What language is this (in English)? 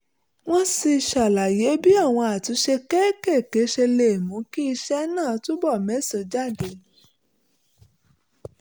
Yoruba